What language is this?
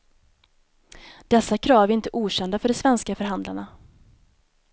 Swedish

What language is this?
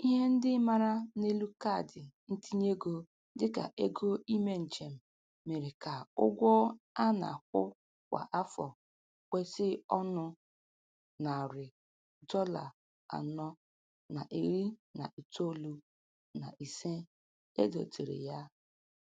Igbo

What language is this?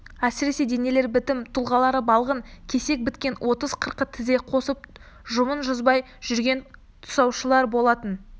Kazakh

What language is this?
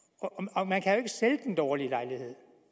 Danish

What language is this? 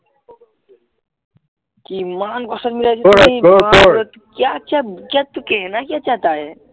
Assamese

